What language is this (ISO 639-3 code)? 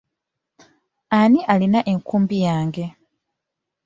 lug